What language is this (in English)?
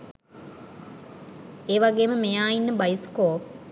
Sinhala